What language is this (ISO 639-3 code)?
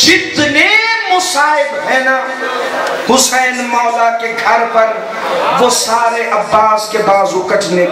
por